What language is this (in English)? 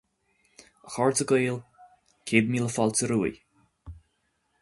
Irish